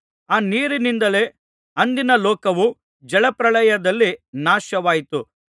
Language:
Kannada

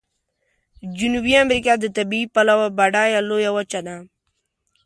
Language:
Pashto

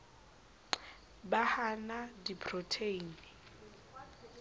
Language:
Southern Sotho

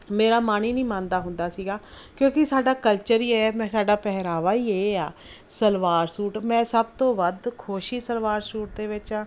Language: Punjabi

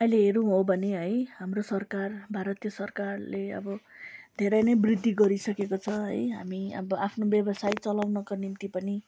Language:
Nepali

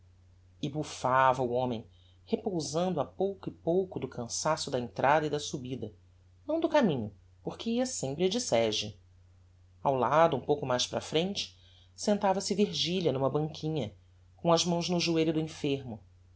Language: Portuguese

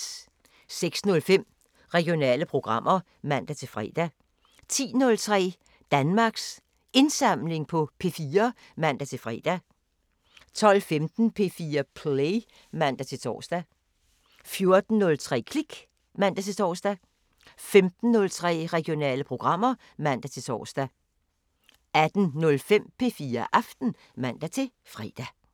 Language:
Danish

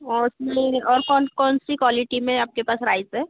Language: Hindi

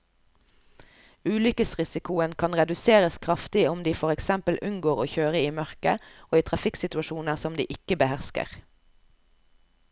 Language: Norwegian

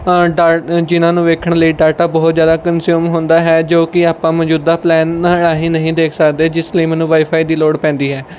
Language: Punjabi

